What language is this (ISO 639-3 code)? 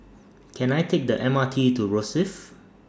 eng